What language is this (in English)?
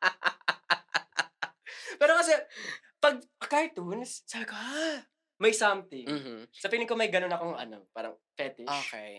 Filipino